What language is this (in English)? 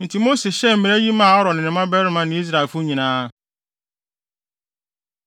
Akan